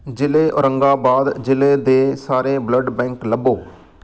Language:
Punjabi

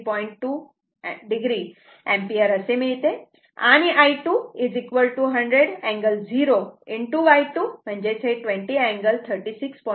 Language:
Marathi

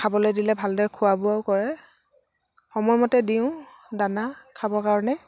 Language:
Assamese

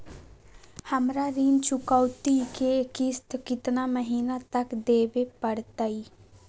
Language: Magahi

